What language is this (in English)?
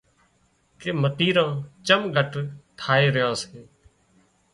Wadiyara Koli